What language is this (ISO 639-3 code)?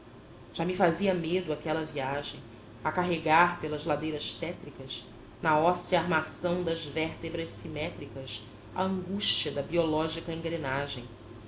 por